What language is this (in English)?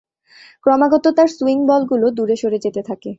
Bangla